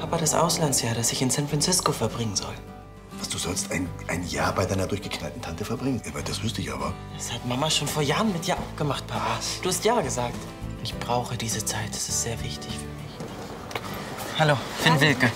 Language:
German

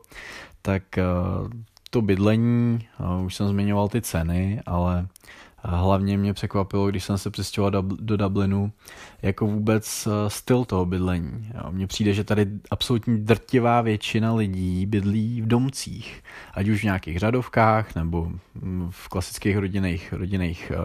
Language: Czech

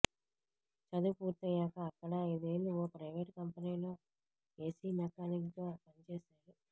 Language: Telugu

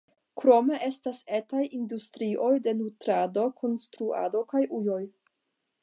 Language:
Esperanto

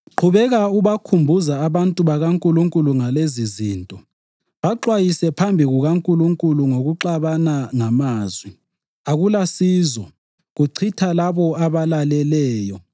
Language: North Ndebele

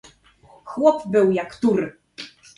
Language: Polish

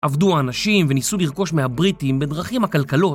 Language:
Hebrew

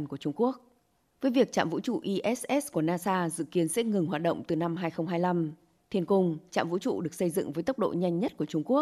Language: Vietnamese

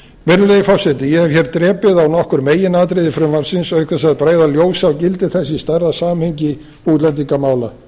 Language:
Icelandic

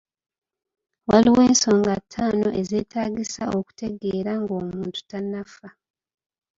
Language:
Ganda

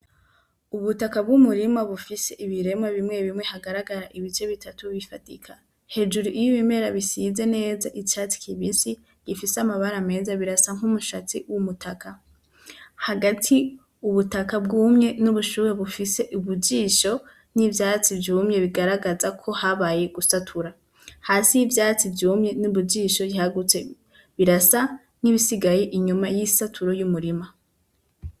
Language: Rundi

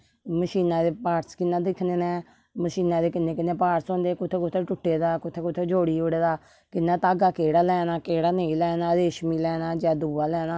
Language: Dogri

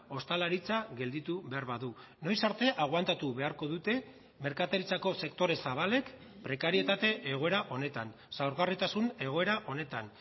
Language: Basque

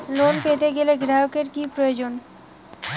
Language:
Bangla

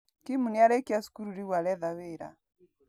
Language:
Kikuyu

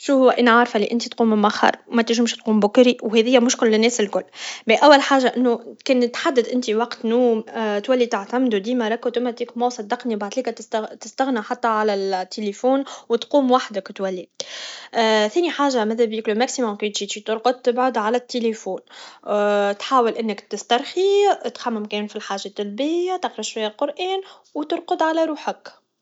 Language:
Tunisian Arabic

